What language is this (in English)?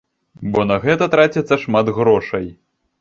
Belarusian